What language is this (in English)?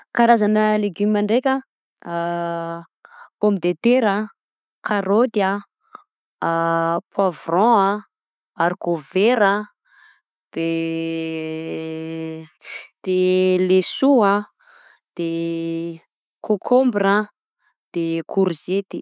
Southern Betsimisaraka Malagasy